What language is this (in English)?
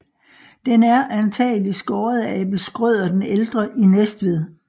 Danish